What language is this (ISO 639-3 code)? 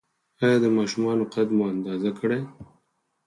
pus